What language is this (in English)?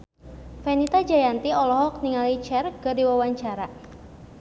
Sundanese